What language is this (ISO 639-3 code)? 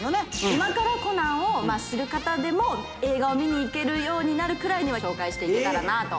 jpn